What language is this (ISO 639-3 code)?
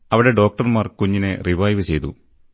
mal